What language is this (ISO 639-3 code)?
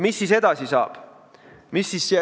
est